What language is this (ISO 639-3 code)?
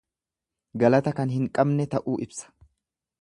orm